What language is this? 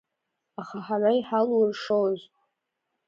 Abkhazian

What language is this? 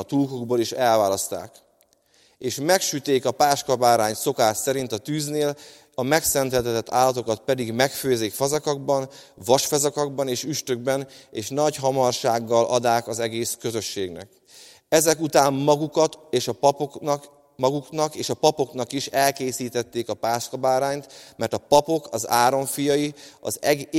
Hungarian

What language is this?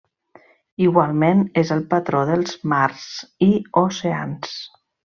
Catalan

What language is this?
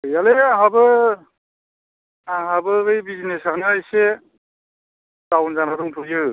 Bodo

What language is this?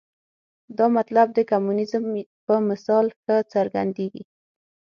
Pashto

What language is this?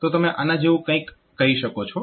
Gujarati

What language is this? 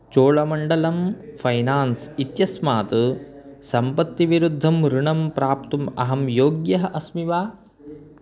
Sanskrit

